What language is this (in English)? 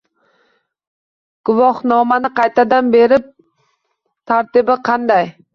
Uzbek